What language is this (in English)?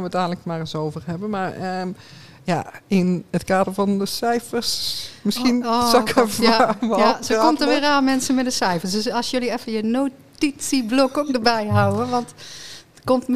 Dutch